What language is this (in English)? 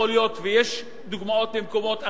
Hebrew